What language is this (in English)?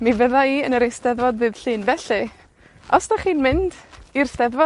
Welsh